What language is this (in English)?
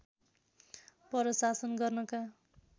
Nepali